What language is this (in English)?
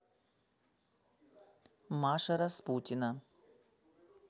Russian